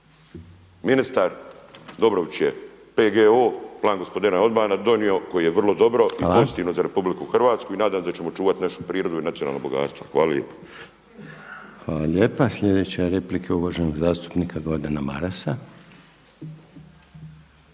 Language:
Croatian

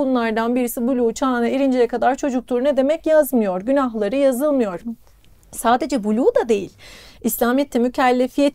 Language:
Turkish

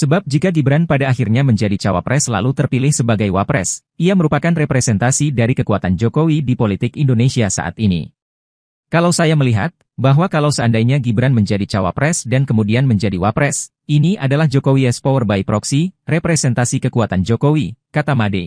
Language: Indonesian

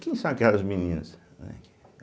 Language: Portuguese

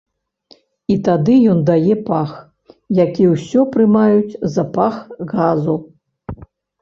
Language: Belarusian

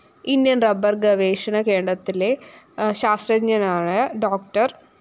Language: Malayalam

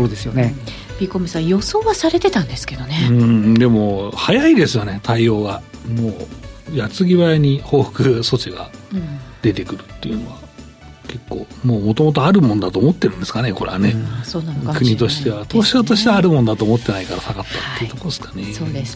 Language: Japanese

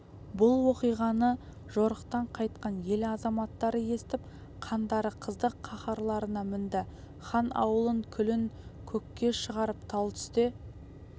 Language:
Kazakh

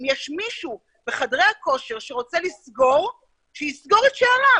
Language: Hebrew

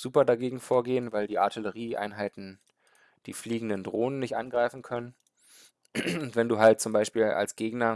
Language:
German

